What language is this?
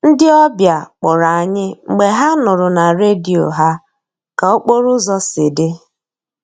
Igbo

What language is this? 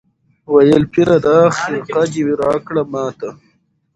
Pashto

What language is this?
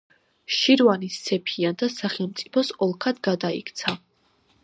Georgian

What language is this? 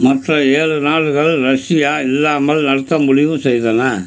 Tamil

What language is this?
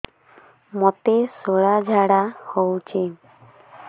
Odia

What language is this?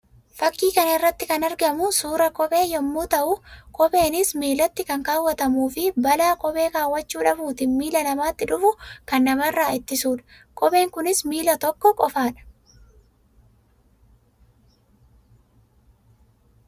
Oromo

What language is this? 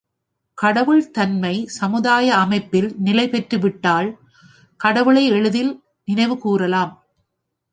Tamil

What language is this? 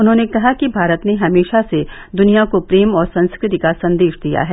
Hindi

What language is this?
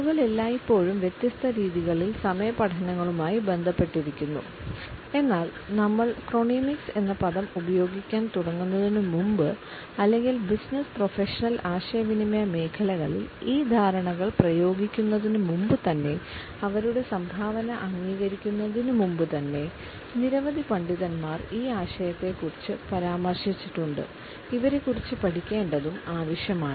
Malayalam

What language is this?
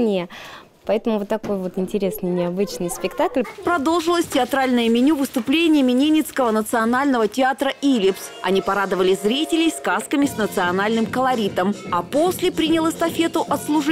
Russian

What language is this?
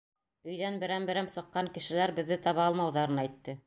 Bashkir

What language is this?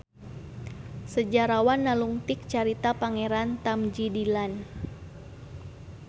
Sundanese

